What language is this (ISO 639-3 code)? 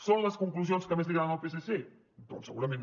cat